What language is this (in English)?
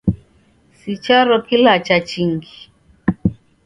Taita